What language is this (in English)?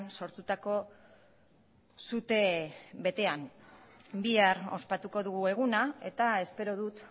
Basque